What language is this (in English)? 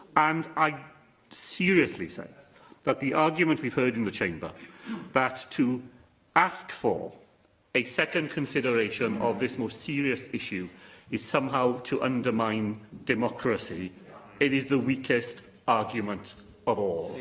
English